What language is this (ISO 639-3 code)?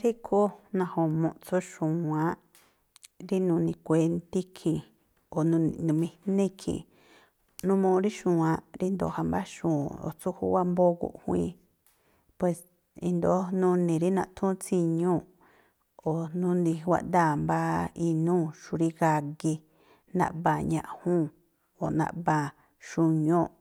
tpl